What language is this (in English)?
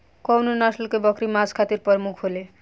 Bhojpuri